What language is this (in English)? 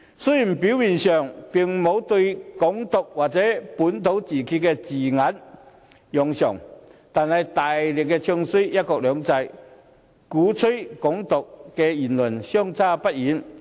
Cantonese